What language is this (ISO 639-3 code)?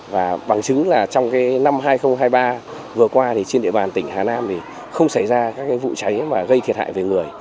vie